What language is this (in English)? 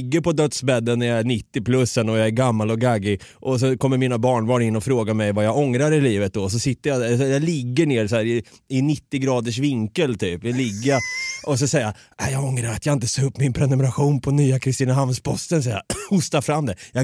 Swedish